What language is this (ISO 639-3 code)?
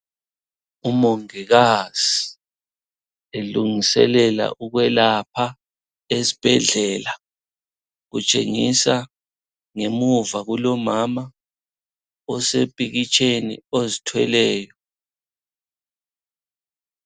nde